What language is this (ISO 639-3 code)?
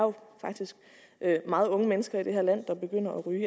dan